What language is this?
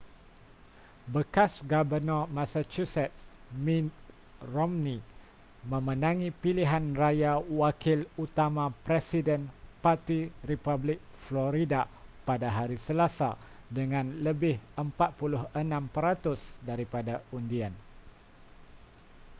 Malay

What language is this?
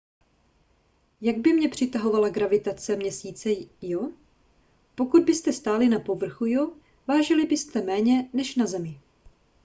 Czech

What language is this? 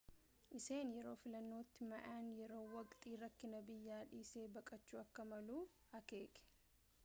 Oromo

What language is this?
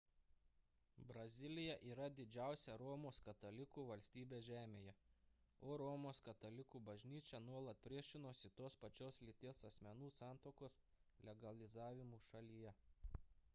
Lithuanian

